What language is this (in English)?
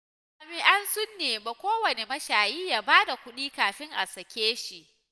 Hausa